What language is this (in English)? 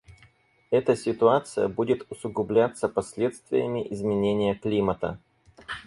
Russian